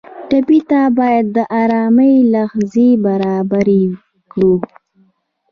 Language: Pashto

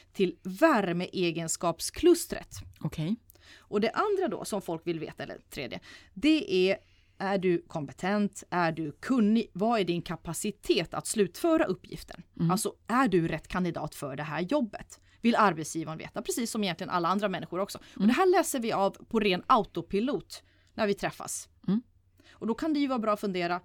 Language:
Swedish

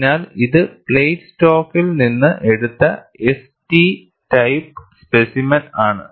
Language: Malayalam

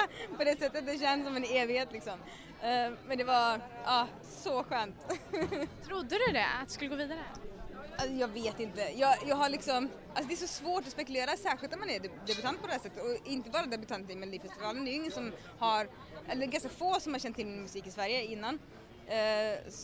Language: Swedish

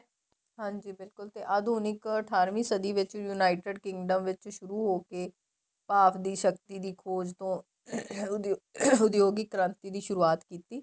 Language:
Punjabi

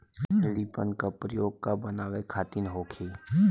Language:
Bhojpuri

